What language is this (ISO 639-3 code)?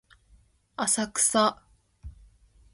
jpn